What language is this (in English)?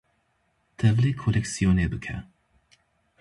Kurdish